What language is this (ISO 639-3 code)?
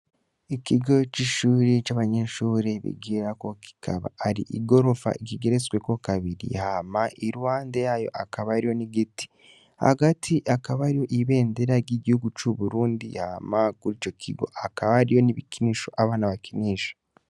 run